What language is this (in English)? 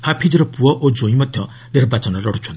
Odia